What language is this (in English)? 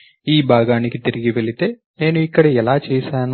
Telugu